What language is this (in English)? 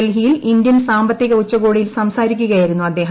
Malayalam